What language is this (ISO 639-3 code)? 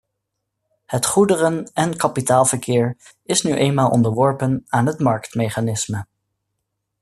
nld